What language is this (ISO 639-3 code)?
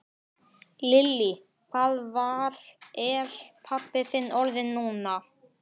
isl